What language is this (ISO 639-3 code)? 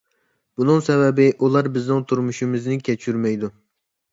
uig